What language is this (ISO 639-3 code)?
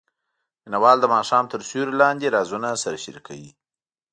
pus